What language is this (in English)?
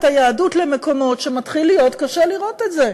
Hebrew